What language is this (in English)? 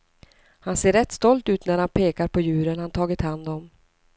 Swedish